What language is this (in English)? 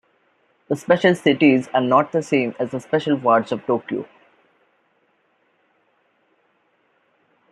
English